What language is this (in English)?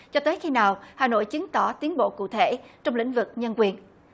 Vietnamese